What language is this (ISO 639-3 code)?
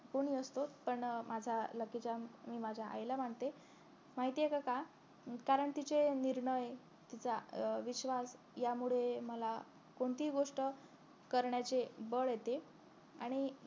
mar